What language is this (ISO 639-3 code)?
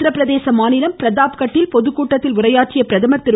tam